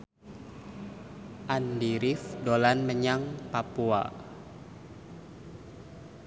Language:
Javanese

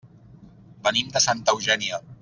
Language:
Catalan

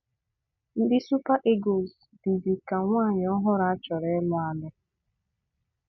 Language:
Igbo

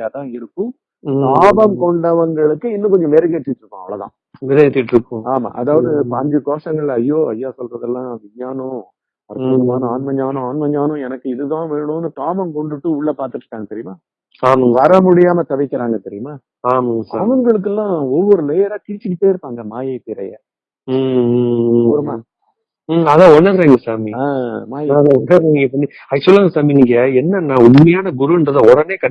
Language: Tamil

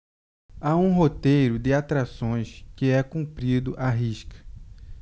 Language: Portuguese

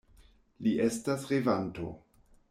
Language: Esperanto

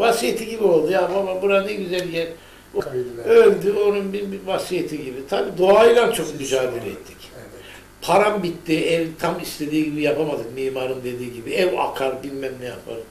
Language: Turkish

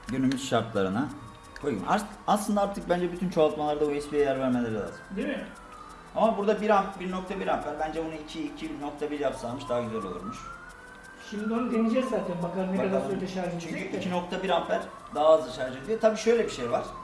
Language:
Turkish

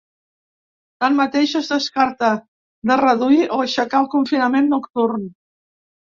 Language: Catalan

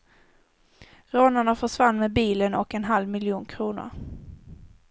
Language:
Swedish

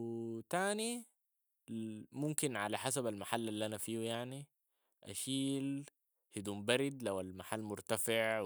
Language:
Sudanese Arabic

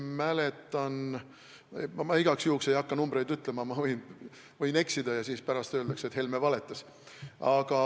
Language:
Estonian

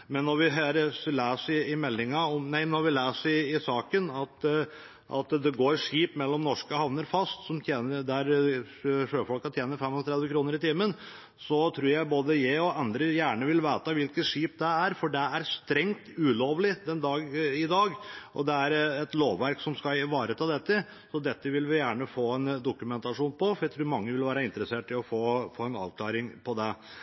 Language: Norwegian Bokmål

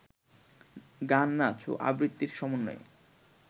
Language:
Bangla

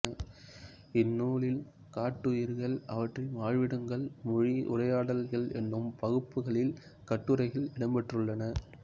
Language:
Tamil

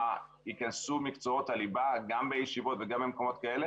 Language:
Hebrew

